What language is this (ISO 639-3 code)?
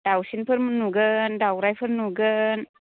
brx